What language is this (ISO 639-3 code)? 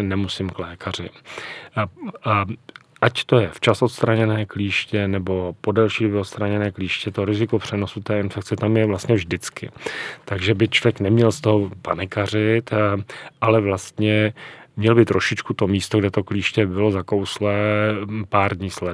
ces